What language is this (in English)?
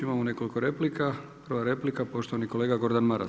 Croatian